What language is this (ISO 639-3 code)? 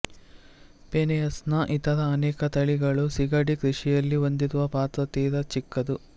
kan